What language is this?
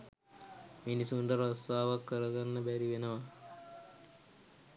Sinhala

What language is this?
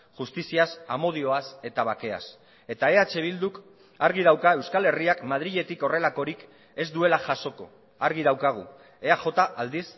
Basque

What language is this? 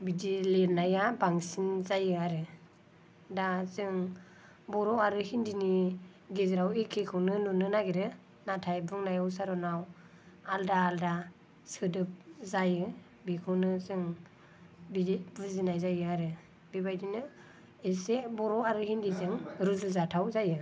Bodo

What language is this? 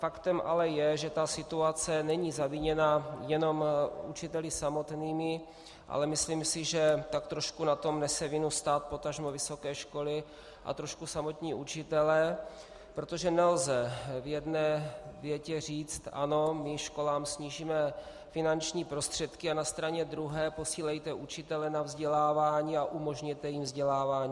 Czech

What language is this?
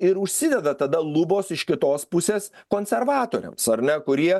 Lithuanian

